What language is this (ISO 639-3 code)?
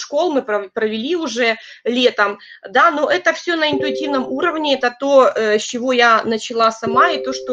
rus